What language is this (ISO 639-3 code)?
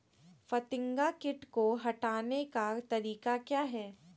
mag